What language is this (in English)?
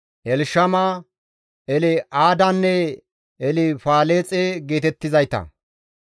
Gamo